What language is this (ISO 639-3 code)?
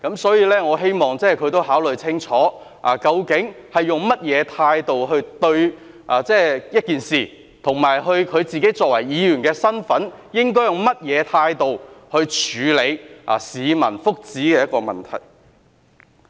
yue